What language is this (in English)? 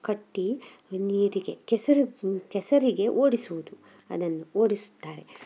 Kannada